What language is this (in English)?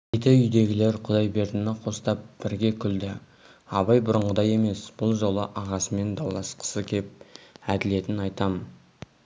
Kazakh